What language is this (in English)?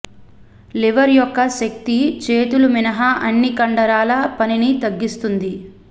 Telugu